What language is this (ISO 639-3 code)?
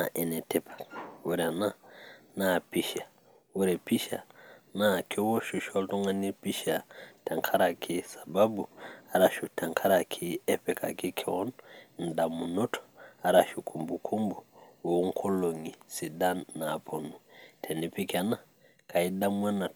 mas